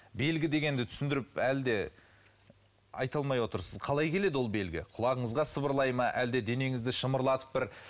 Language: Kazakh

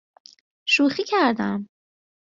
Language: Persian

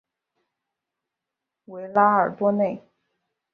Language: Chinese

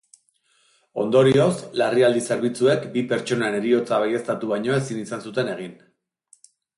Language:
Basque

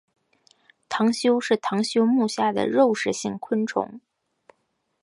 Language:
Chinese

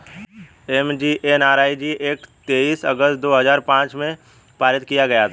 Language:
Hindi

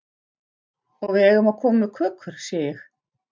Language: Icelandic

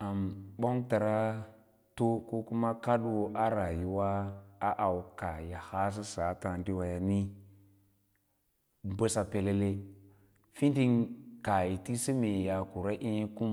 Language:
Lala-Roba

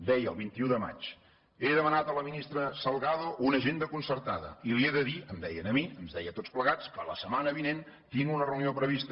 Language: Catalan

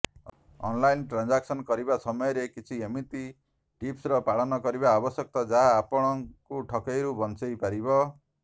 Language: Odia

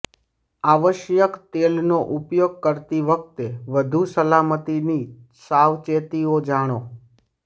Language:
Gujarati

